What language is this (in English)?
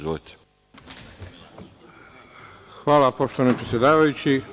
Serbian